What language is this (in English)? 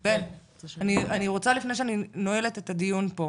Hebrew